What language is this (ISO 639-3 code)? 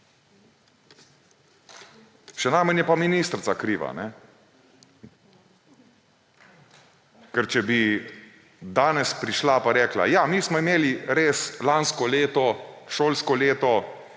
slv